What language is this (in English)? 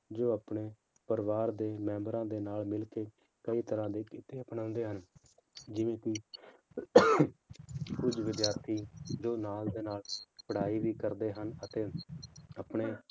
Punjabi